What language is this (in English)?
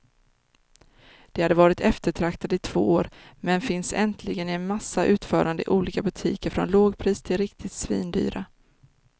Swedish